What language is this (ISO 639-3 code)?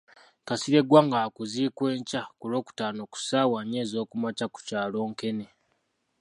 lug